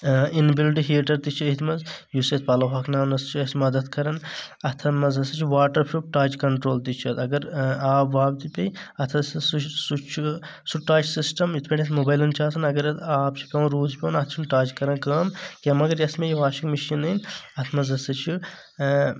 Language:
Kashmiri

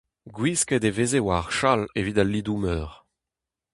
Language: Breton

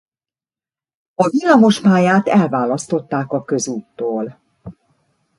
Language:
Hungarian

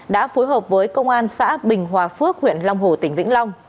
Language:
Vietnamese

